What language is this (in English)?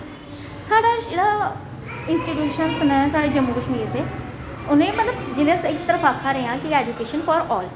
Dogri